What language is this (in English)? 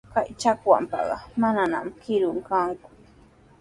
Sihuas Ancash Quechua